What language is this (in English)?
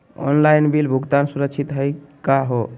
Magahi